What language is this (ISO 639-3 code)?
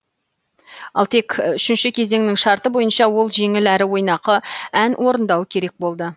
kaz